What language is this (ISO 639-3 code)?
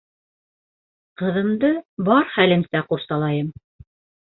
bak